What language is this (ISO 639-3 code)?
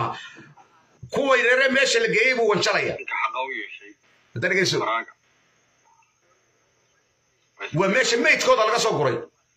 ara